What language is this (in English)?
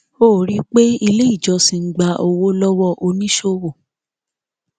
Yoruba